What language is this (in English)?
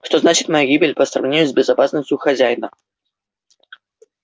Russian